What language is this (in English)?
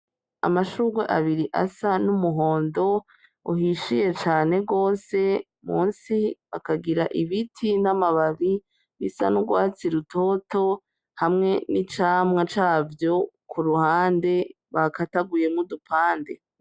Rundi